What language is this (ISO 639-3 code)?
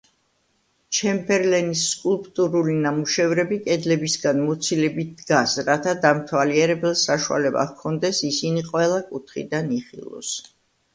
kat